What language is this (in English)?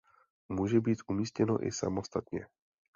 Czech